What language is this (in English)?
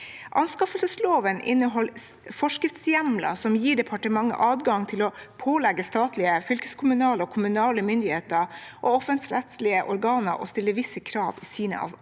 Norwegian